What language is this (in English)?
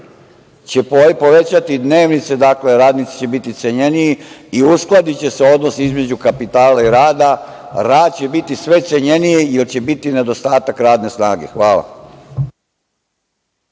Serbian